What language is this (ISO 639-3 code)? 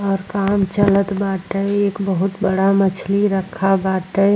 bho